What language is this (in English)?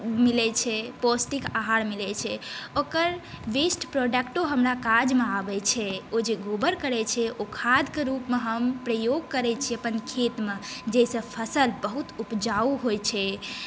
Maithili